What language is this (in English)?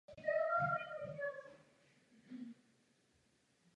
Czech